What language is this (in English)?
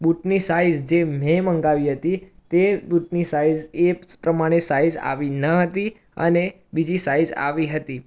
Gujarati